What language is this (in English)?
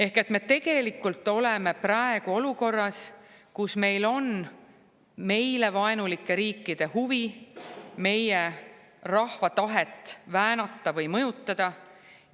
Estonian